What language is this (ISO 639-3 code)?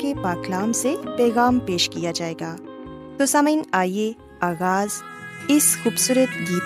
urd